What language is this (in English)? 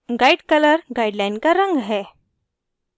Hindi